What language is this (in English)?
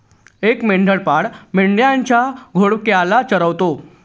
Marathi